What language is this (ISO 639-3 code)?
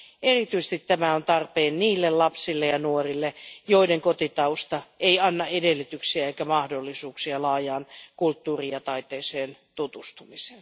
fin